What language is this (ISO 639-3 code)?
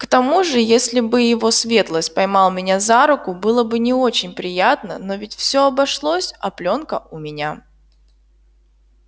rus